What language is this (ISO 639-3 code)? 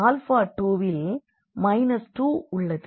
tam